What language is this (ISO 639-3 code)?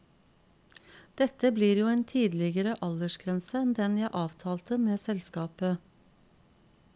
nor